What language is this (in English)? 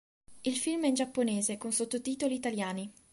Italian